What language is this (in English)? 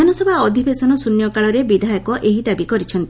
Odia